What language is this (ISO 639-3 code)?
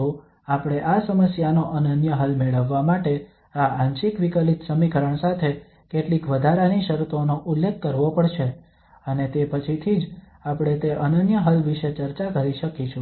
guj